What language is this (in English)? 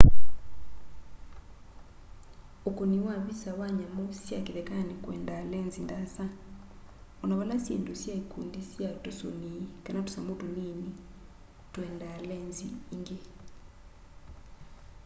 Kamba